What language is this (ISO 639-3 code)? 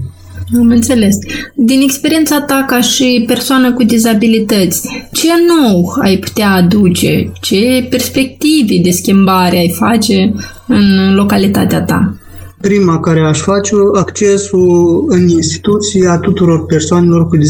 ron